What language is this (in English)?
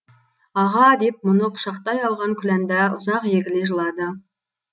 Kazakh